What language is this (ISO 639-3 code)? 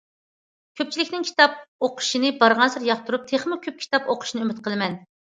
uig